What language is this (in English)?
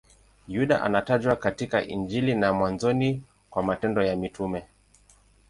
Swahili